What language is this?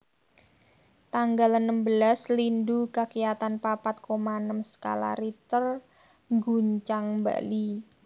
Javanese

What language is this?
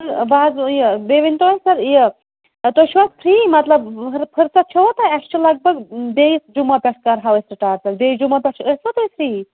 Kashmiri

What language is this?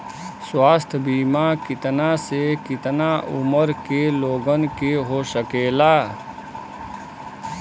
Bhojpuri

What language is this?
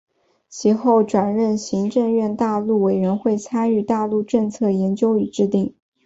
Chinese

